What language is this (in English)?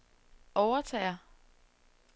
Danish